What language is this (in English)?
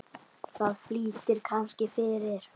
Icelandic